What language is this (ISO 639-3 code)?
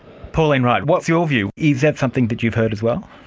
eng